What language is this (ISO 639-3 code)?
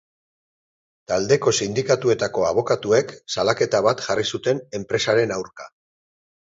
eus